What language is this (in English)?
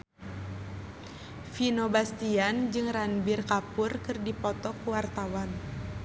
Sundanese